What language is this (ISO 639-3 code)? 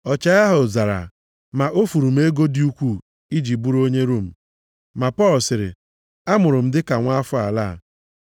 ibo